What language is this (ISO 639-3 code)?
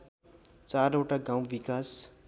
nep